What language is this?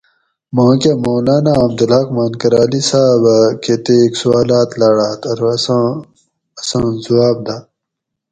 Gawri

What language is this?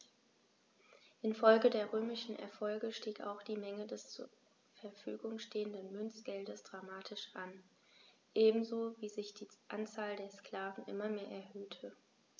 German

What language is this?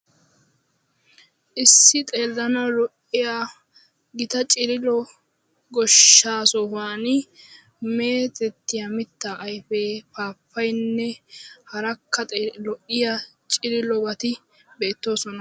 Wolaytta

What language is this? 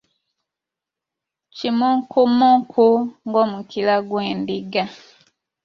Ganda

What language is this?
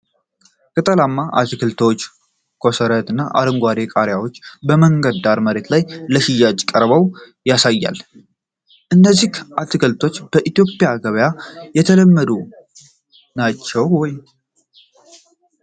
Amharic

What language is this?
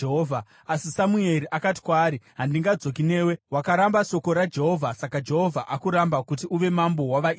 Shona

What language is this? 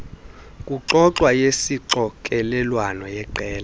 Xhosa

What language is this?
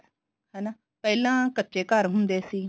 Punjabi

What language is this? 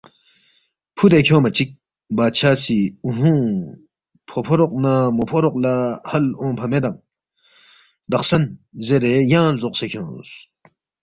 Balti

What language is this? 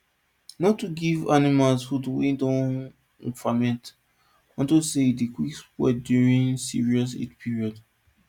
Nigerian Pidgin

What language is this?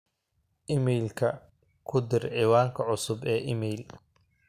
Somali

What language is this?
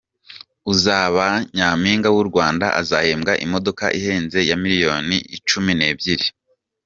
Kinyarwanda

